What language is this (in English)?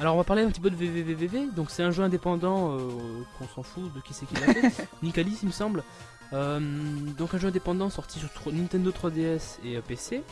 French